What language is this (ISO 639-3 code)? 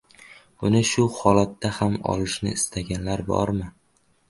uzb